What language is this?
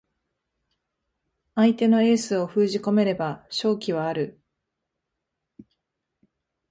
Japanese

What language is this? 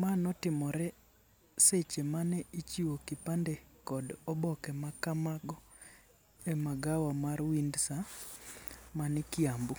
Luo (Kenya and Tanzania)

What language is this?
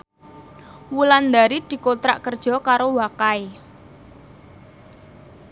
Javanese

